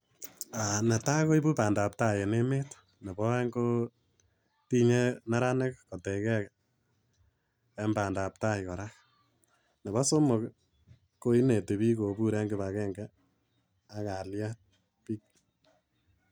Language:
Kalenjin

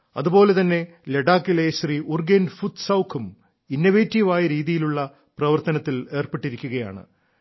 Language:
Malayalam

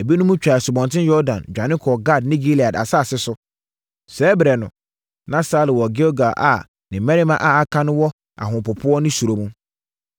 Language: Akan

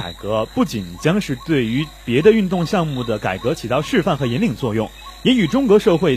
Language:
Chinese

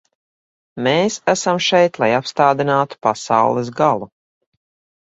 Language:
Latvian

